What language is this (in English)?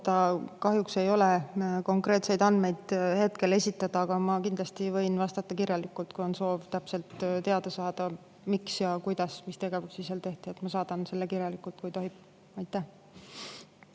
Estonian